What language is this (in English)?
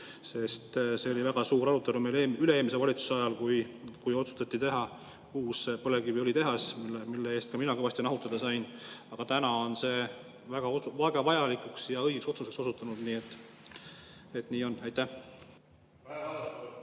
Estonian